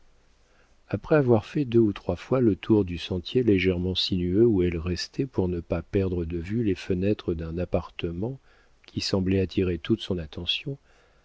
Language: French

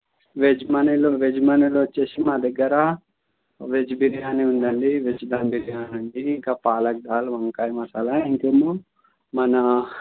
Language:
Telugu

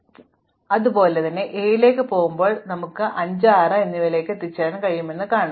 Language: Malayalam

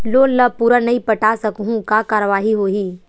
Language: Chhattisgarhi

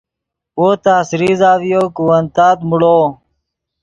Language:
Yidgha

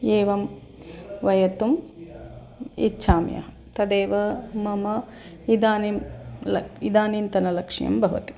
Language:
Sanskrit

